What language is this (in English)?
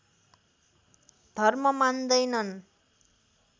Nepali